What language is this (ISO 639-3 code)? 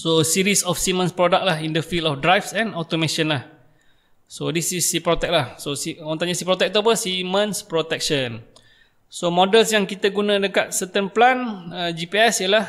msa